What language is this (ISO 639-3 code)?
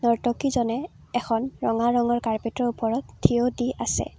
asm